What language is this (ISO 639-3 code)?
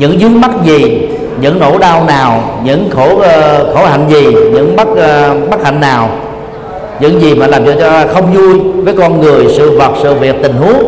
vie